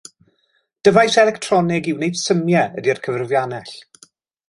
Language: Welsh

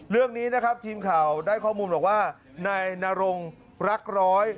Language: Thai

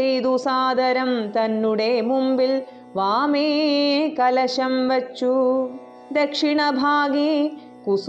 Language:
Malayalam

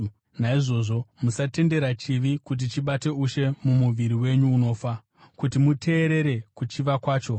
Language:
Shona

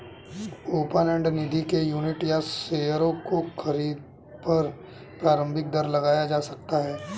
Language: Hindi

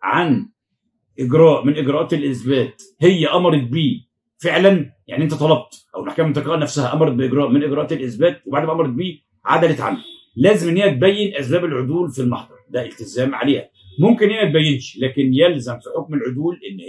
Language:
Arabic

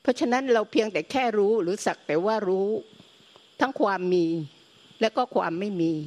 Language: Thai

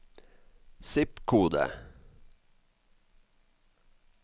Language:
Norwegian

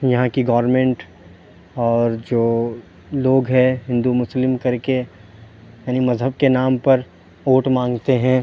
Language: Urdu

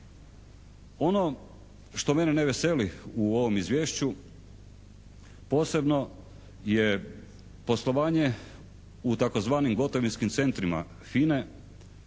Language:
Croatian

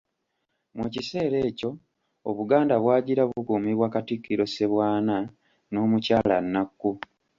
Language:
Ganda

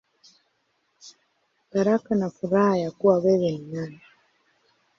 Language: Swahili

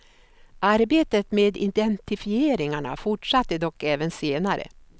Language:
Swedish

